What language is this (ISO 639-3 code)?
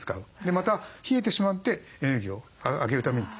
jpn